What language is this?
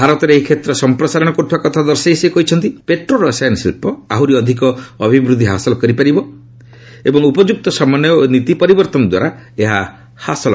Odia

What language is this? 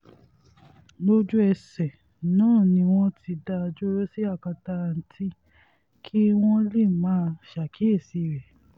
Yoruba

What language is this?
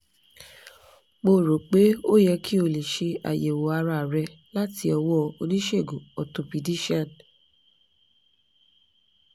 Yoruba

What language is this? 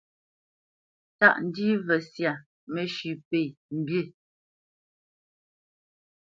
Bamenyam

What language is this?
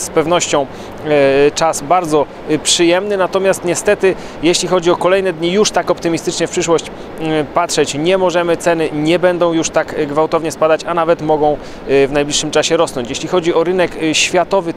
Polish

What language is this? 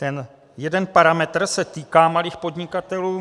Czech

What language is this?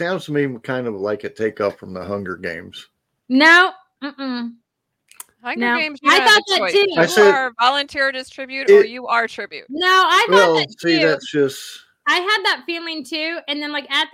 English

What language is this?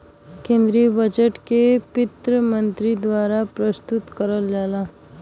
Bhojpuri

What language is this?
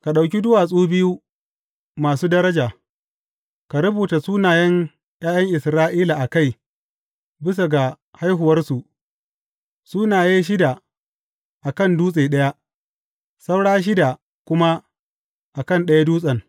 Hausa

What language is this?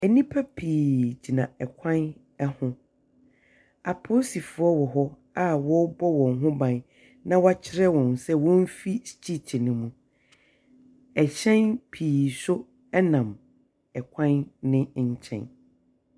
Akan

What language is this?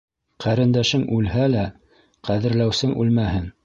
Bashkir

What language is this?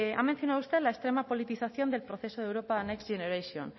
Spanish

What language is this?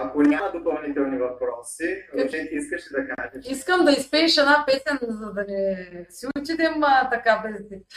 Bulgarian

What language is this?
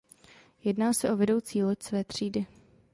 Czech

